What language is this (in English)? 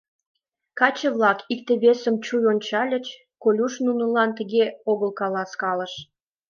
Mari